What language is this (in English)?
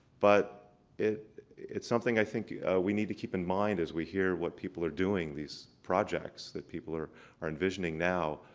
English